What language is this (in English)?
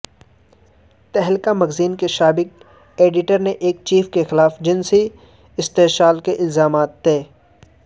Urdu